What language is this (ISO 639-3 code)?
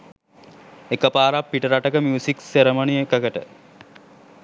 sin